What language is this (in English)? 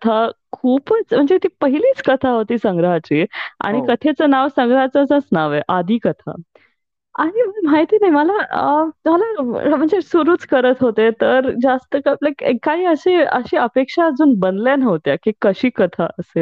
Marathi